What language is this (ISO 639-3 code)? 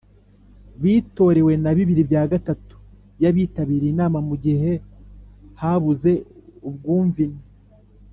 kin